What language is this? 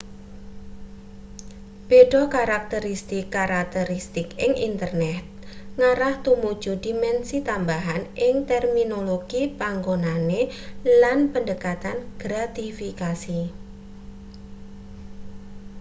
Javanese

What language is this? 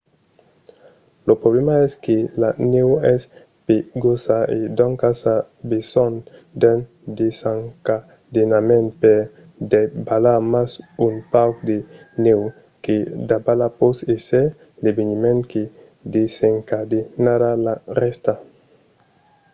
Occitan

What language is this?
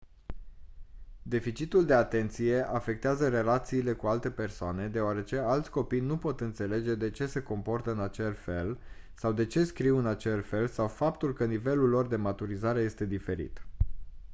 Romanian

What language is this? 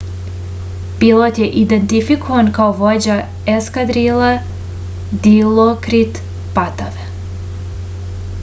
Serbian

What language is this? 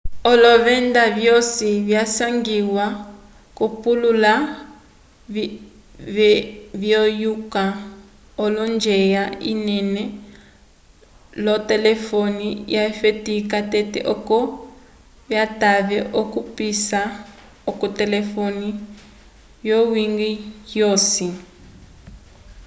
Umbundu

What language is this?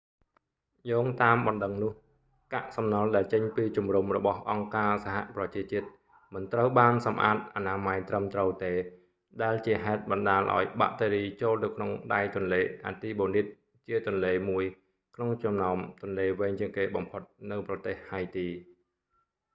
Khmer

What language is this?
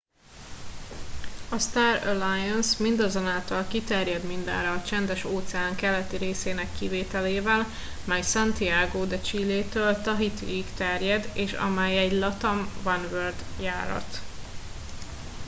Hungarian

